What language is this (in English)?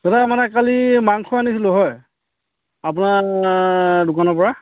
Assamese